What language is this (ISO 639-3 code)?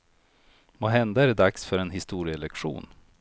swe